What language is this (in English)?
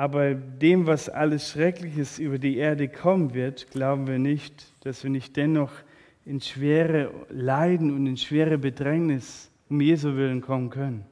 German